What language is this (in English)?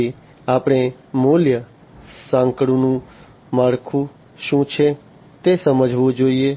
Gujarati